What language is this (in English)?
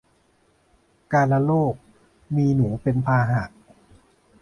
Thai